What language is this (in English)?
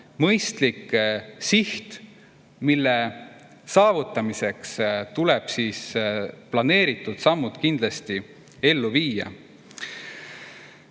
Estonian